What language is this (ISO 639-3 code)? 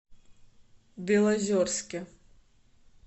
rus